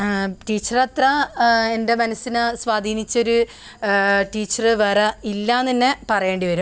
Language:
Malayalam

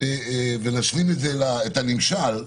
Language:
Hebrew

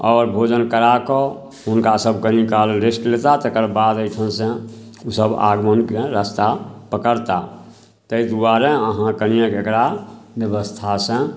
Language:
Maithili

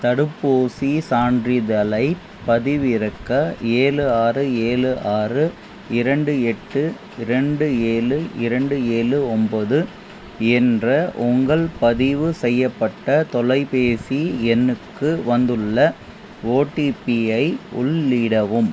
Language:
Tamil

